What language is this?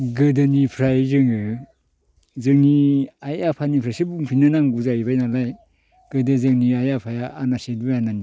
Bodo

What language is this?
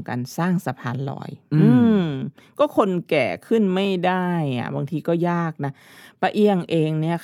Thai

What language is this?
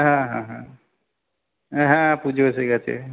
Bangla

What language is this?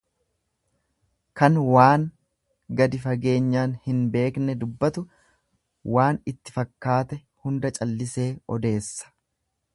Oromo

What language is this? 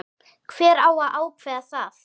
Icelandic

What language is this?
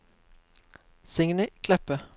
Norwegian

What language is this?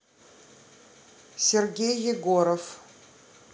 Russian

